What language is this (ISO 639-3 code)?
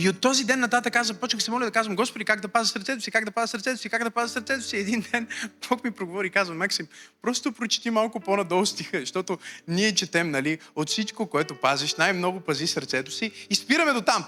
bul